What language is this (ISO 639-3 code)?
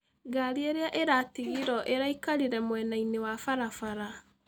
kik